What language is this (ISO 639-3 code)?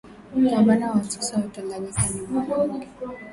swa